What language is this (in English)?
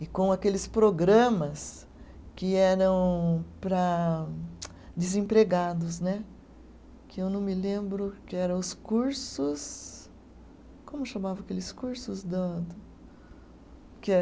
Portuguese